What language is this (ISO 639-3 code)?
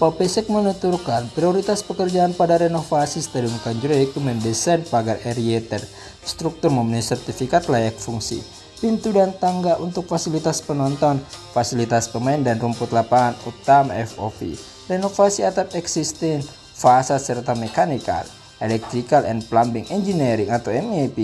ind